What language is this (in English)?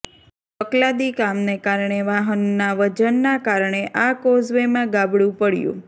Gujarati